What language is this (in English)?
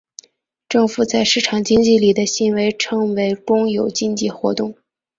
Chinese